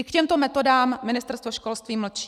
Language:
Czech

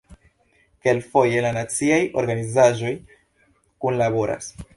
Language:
Esperanto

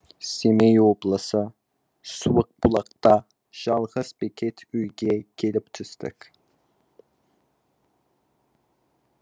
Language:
Kazakh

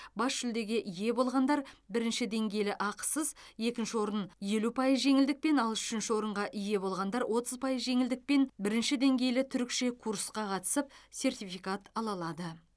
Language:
Kazakh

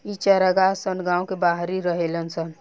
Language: Bhojpuri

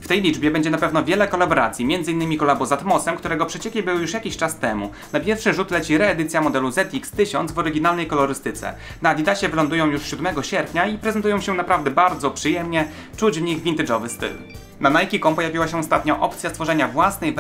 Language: Polish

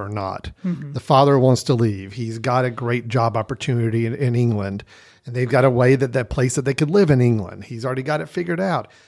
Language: English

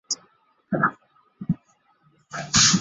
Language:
Chinese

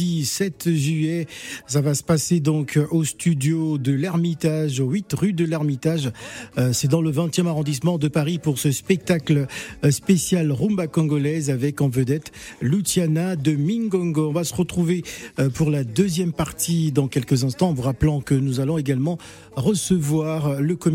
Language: French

